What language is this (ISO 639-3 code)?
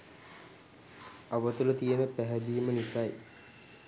sin